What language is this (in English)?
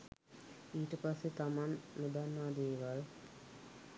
Sinhala